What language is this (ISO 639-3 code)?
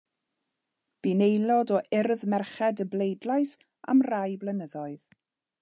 cym